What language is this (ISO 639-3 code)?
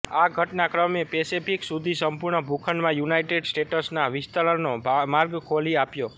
guj